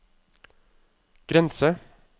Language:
Norwegian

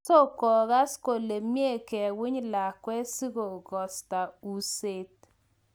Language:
Kalenjin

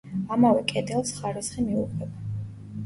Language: Georgian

